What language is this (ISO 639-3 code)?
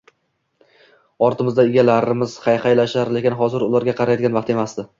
uzb